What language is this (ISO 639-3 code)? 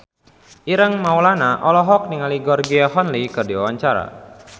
sun